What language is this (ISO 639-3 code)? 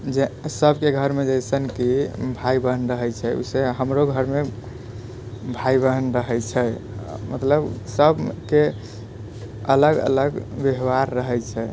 mai